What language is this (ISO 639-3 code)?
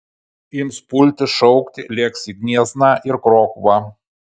lit